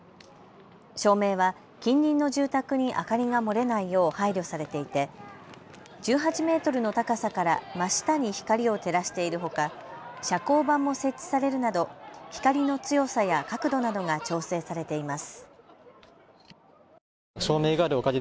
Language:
Japanese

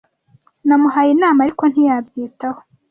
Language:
Kinyarwanda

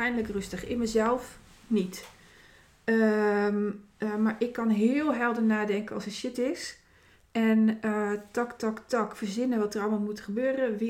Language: Dutch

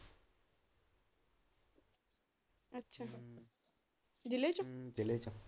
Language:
Punjabi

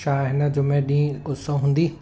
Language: Sindhi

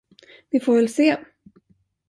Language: Swedish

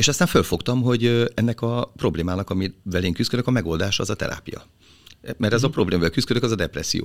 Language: Hungarian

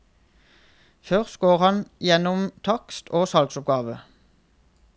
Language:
Norwegian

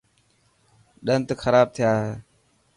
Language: Dhatki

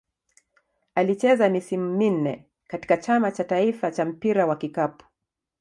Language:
Swahili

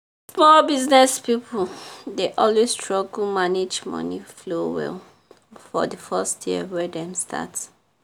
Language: Nigerian Pidgin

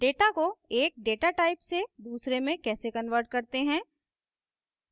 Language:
Hindi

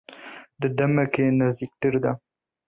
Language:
Kurdish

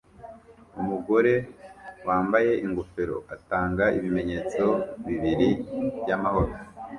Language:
Kinyarwanda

